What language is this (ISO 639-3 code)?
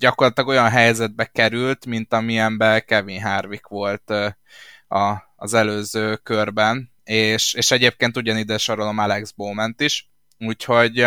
hun